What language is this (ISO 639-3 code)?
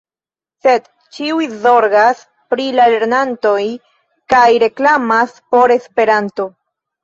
epo